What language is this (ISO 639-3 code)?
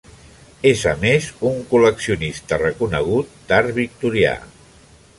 cat